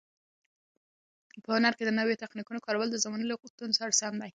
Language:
Pashto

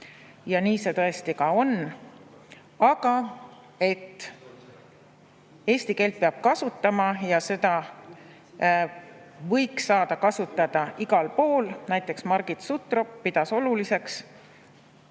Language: Estonian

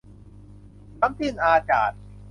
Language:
Thai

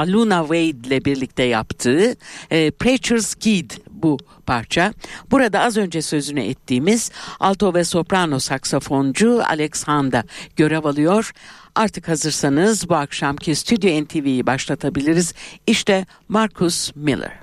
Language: Turkish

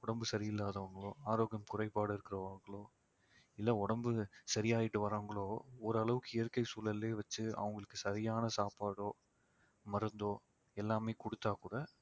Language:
Tamil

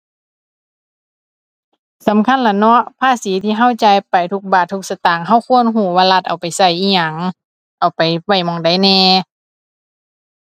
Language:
Thai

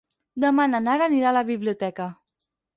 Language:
Catalan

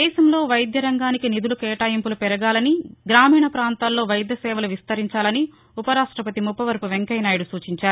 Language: Telugu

